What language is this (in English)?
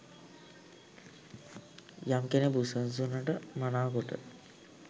Sinhala